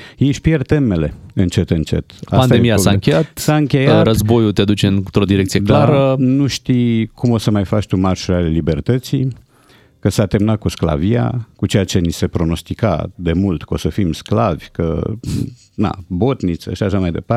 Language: Romanian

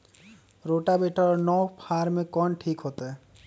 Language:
Magahi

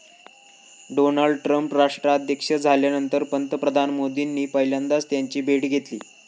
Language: Marathi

